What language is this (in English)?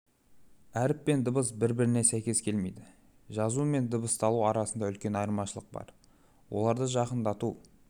Kazakh